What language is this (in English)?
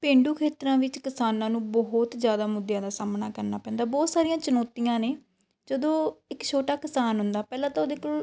Punjabi